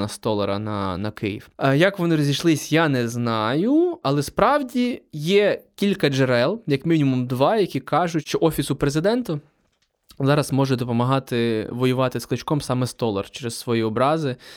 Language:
Ukrainian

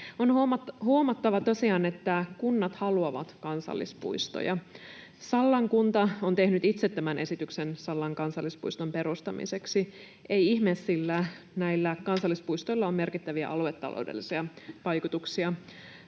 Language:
Finnish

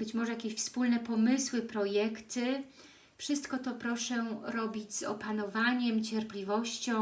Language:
Polish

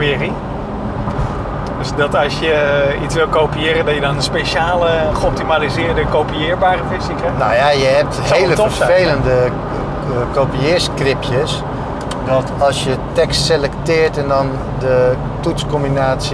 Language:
Dutch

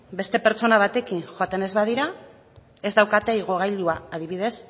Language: Basque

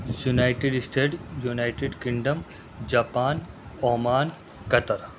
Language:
Urdu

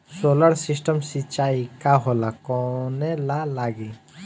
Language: Bhojpuri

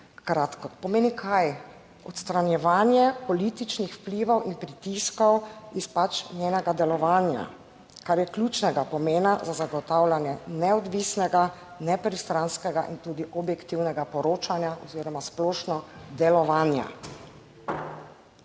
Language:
Slovenian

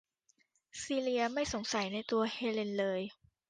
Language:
Thai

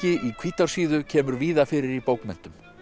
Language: Icelandic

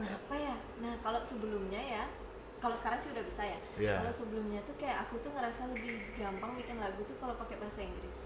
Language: Indonesian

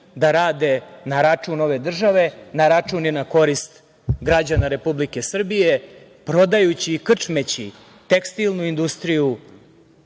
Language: Serbian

